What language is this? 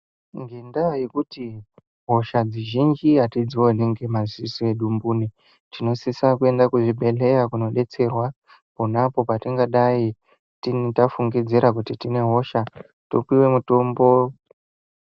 Ndau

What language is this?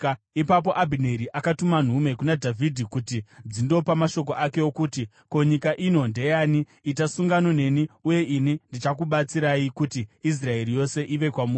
Shona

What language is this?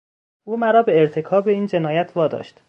Persian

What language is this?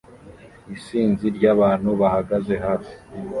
Kinyarwanda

